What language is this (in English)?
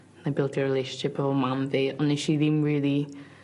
Welsh